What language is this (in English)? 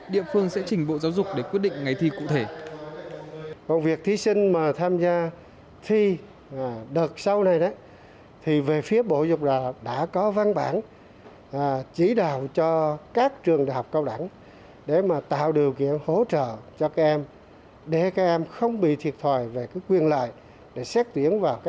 Vietnamese